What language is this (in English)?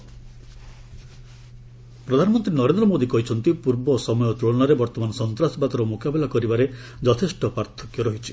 Odia